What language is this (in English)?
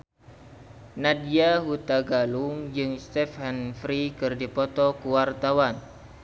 Sundanese